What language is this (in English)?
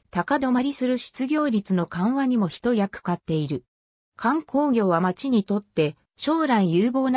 Japanese